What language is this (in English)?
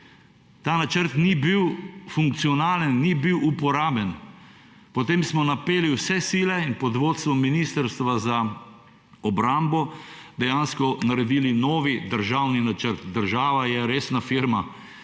Slovenian